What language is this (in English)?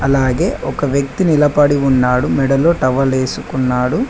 Telugu